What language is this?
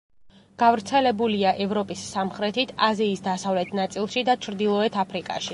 Georgian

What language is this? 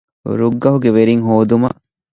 Divehi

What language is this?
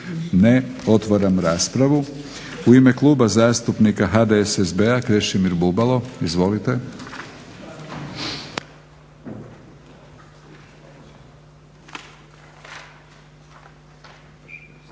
Croatian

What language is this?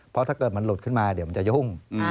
Thai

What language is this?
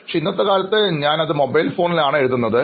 Malayalam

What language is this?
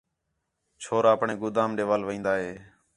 Khetrani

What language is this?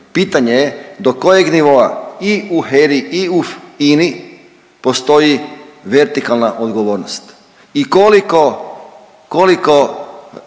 Croatian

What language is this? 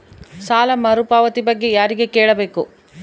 Kannada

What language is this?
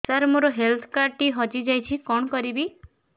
Odia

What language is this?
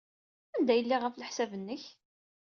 Kabyle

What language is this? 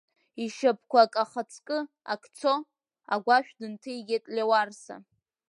Abkhazian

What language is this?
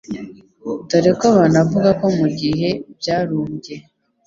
Kinyarwanda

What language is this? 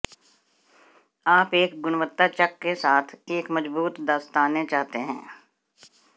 Hindi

